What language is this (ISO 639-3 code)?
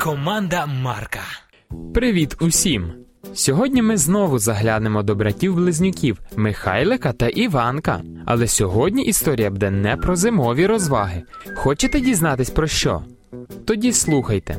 ukr